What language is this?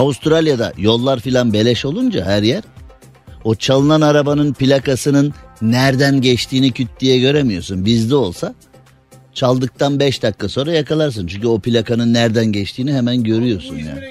Turkish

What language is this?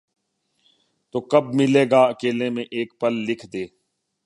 Urdu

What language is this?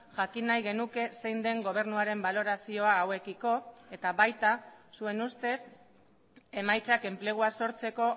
Basque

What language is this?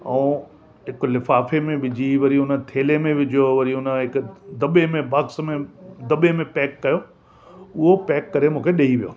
Sindhi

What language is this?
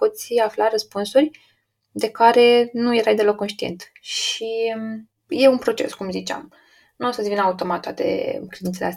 Romanian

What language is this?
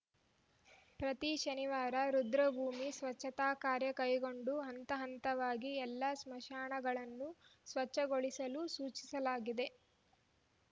Kannada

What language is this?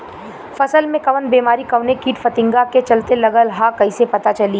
Bhojpuri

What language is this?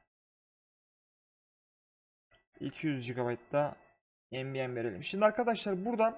Turkish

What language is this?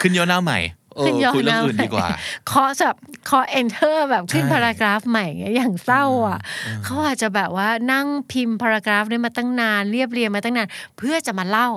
Thai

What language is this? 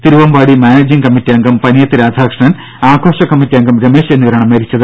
Malayalam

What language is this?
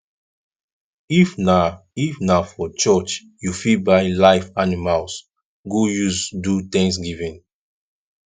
Nigerian Pidgin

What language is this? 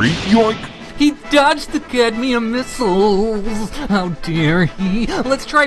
English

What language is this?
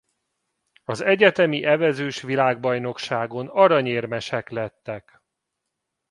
Hungarian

